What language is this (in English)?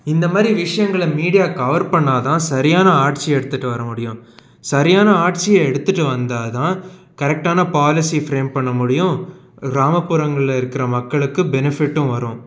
Tamil